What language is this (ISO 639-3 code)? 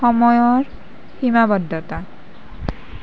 asm